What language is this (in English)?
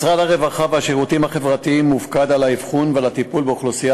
Hebrew